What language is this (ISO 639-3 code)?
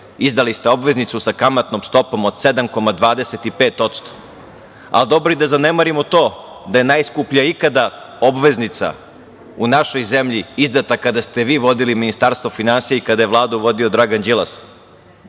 srp